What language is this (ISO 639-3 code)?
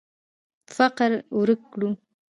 pus